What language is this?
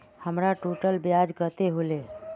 Magahi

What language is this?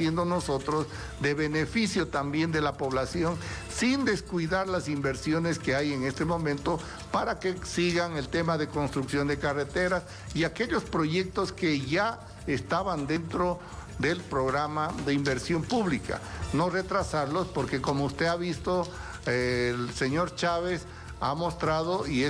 Spanish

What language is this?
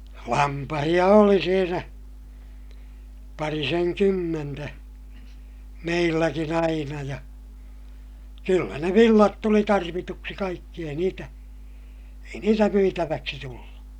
Finnish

